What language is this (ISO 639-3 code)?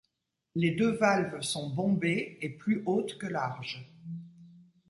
fra